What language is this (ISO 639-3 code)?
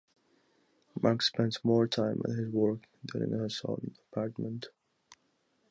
eng